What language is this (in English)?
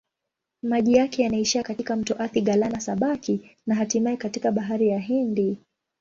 Swahili